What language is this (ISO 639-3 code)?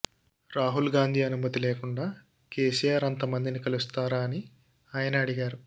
tel